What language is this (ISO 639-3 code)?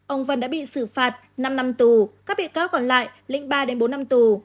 vie